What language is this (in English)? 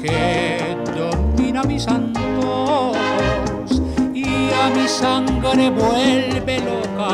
Spanish